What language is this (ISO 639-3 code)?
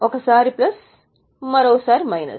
tel